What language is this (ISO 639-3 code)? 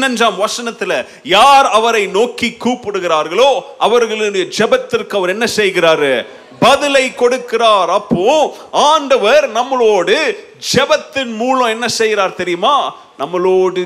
tam